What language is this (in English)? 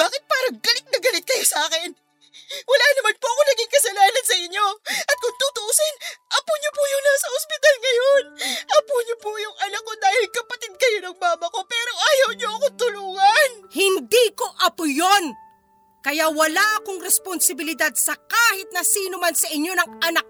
Filipino